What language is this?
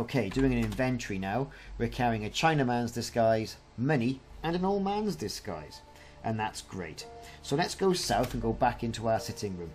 English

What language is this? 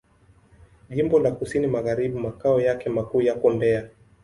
Swahili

